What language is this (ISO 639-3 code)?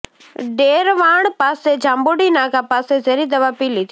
guj